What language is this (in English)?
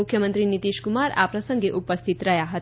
Gujarati